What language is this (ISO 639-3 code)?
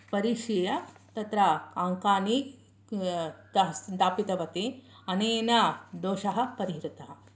san